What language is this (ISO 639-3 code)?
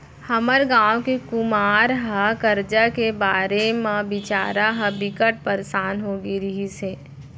hne